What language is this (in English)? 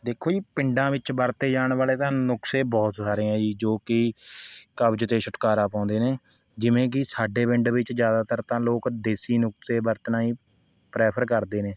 Punjabi